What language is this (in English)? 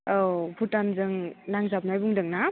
Bodo